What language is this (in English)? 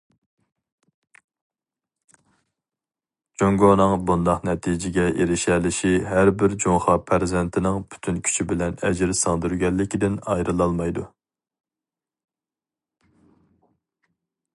Uyghur